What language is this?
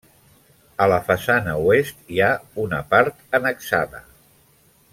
Catalan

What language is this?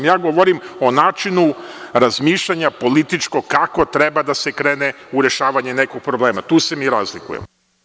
Serbian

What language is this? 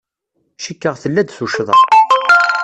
Kabyle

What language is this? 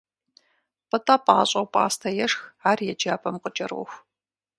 Kabardian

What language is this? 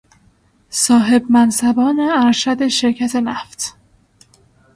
Persian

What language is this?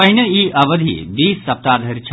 Maithili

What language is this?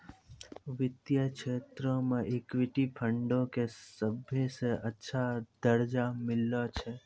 Maithili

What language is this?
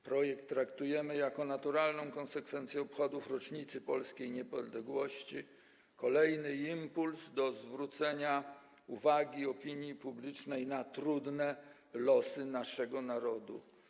Polish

